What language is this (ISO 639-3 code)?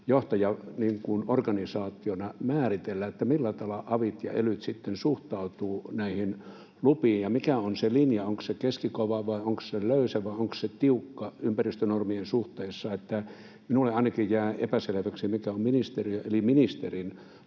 fin